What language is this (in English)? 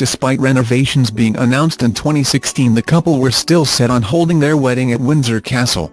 English